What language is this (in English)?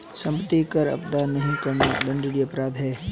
Hindi